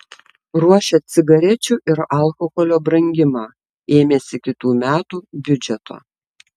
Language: Lithuanian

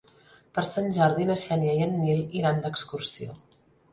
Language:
Catalan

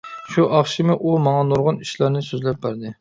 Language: Uyghur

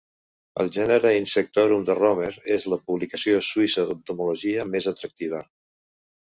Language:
Catalan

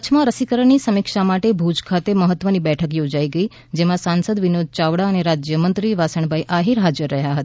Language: Gujarati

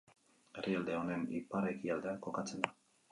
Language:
Basque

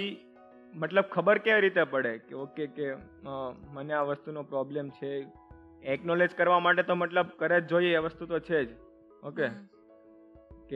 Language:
Gujarati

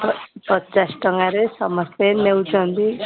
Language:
Odia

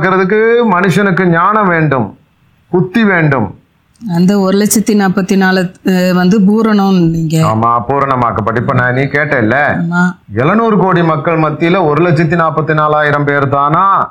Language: Tamil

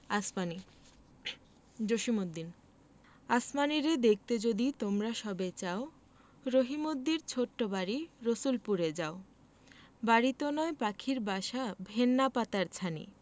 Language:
Bangla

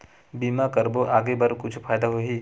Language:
Chhattisgarhi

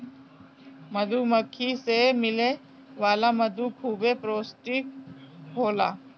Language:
Bhojpuri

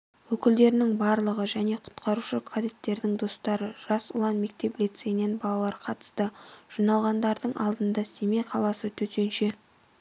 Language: Kazakh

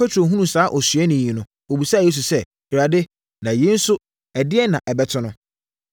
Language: Akan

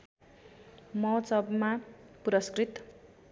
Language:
Nepali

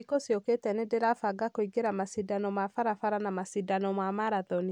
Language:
Kikuyu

